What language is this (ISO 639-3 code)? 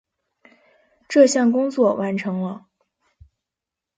zho